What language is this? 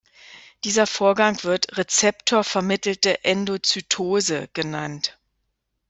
German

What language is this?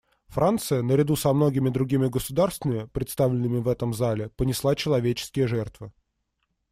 Russian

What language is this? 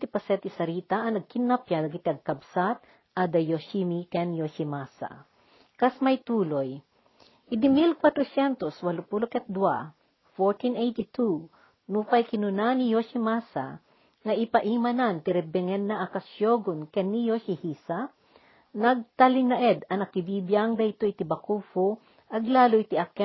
Filipino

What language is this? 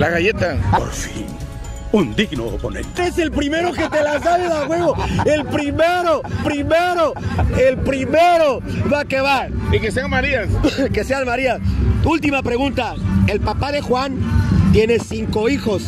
Spanish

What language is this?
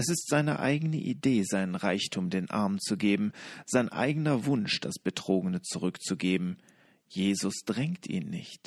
German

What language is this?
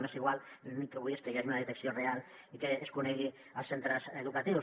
Catalan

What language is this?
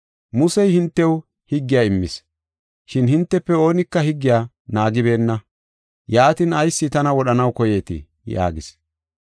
Gofa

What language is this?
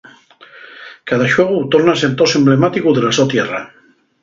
Asturian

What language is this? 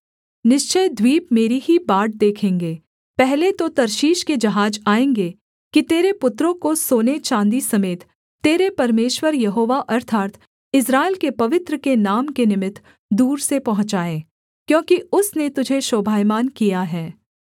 Hindi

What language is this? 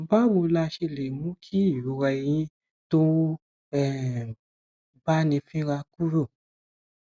Yoruba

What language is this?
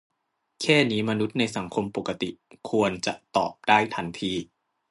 Thai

